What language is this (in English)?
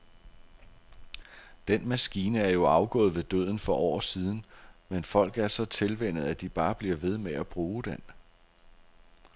Danish